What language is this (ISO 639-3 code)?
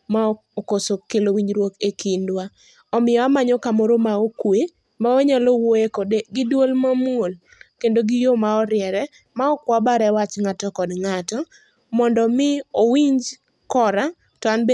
luo